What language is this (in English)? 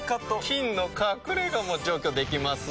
Japanese